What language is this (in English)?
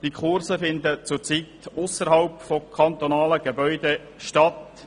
Swiss German